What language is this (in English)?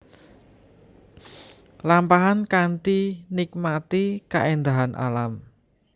Javanese